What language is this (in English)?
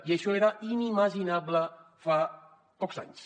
Catalan